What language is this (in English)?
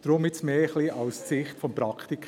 Swiss German